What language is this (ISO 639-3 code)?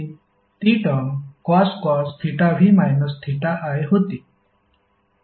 mar